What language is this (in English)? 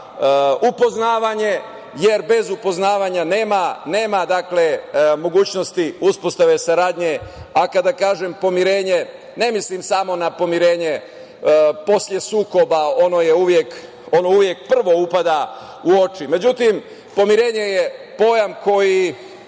Serbian